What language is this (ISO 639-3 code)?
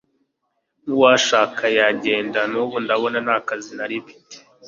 kin